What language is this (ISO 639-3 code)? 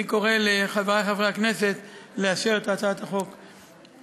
heb